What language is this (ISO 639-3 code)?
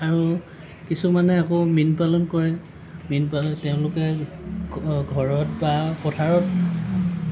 asm